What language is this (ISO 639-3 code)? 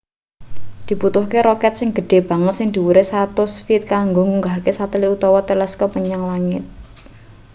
jav